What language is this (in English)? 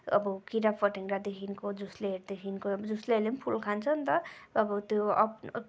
Nepali